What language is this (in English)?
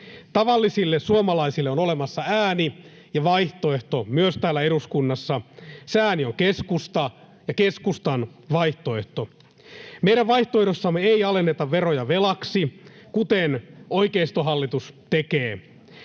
Finnish